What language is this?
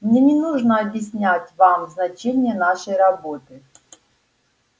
Russian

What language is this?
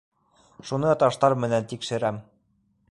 Bashkir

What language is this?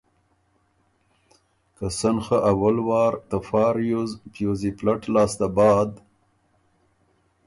Ormuri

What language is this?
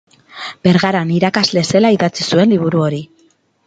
Basque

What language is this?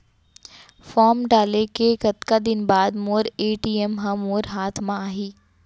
Chhattisgarhi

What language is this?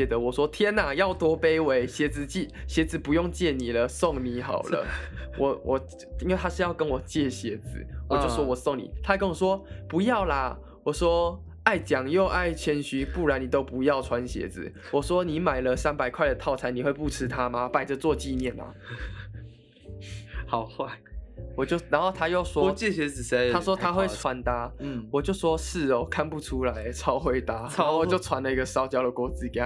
Chinese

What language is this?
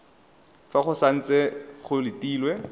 Tswana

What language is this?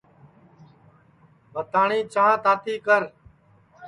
Sansi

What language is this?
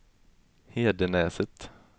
Swedish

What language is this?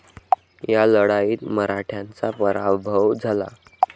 Marathi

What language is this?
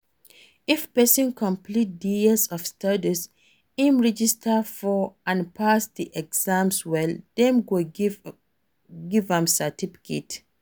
Nigerian Pidgin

